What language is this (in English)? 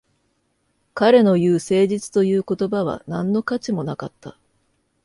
Japanese